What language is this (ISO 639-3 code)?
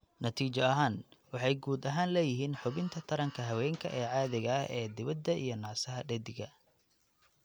som